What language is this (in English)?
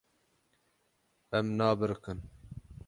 Kurdish